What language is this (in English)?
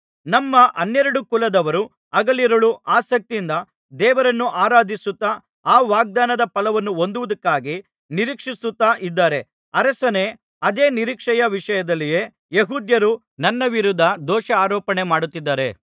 Kannada